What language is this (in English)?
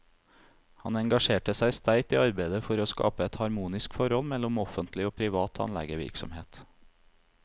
Norwegian